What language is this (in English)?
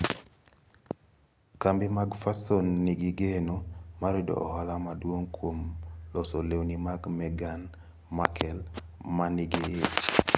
Luo (Kenya and Tanzania)